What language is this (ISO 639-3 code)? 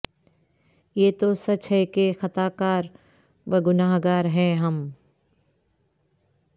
urd